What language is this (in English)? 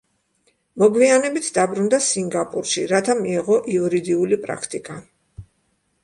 Georgian